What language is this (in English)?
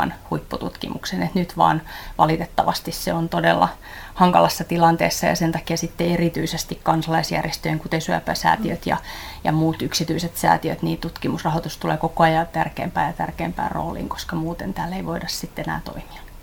Finnish